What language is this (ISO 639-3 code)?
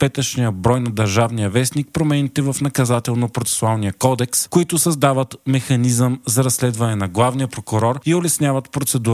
bul